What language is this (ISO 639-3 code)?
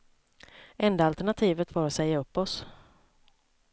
swe